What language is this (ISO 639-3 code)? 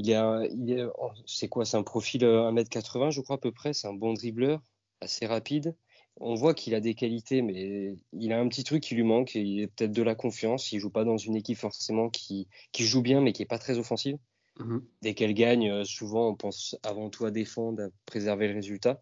fra